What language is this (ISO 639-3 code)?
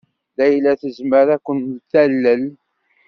kab